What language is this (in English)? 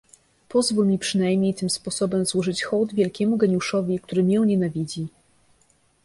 Polish